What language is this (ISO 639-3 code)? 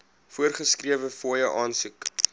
afr